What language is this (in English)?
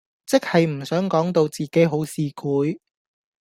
Cantonese